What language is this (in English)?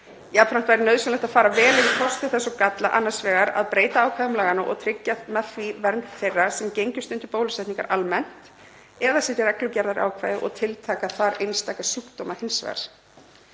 Icelandic